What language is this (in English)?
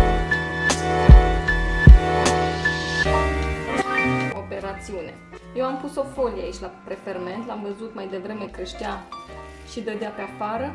Romanian